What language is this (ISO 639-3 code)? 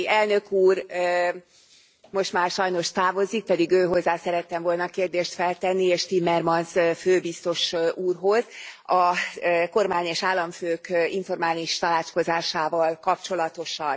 hun